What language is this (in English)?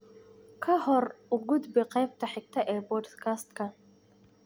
Somali